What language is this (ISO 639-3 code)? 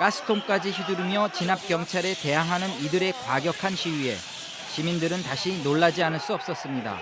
kor